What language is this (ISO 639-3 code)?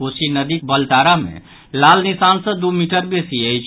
mai